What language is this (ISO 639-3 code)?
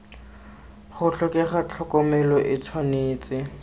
tsn